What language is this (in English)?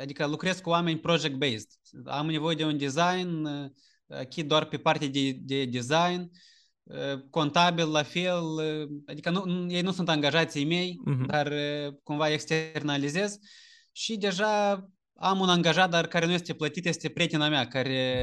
Romanian